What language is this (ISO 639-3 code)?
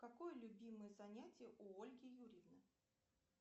rus